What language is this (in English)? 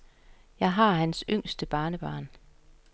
Danish